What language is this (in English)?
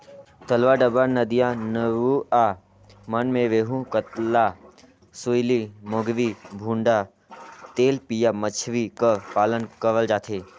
Chhattisgarhi